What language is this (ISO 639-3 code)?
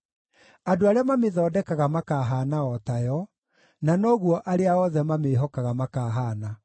kik